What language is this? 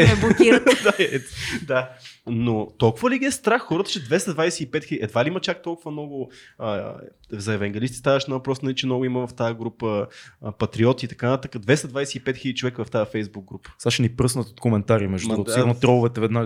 Bulgarian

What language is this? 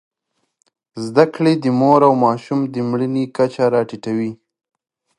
Pashto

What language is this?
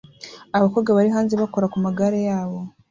Kinyarwanda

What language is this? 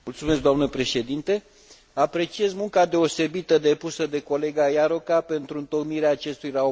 Romanian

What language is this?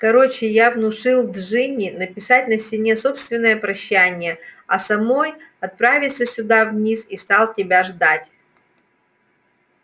Russian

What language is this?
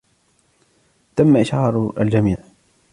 Arabic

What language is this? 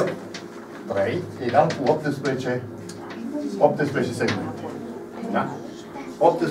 Romanian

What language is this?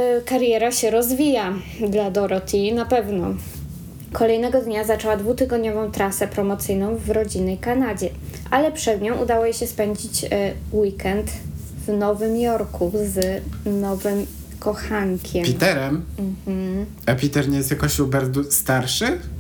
Polish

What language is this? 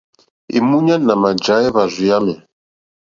Mokpwe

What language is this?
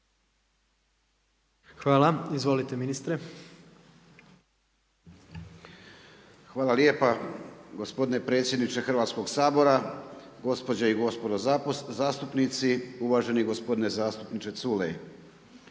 Croatian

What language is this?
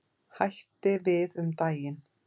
Icelandic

